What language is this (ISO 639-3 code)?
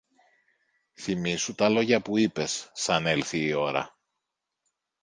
ell